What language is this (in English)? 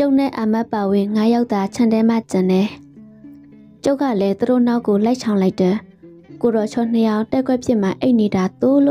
Thai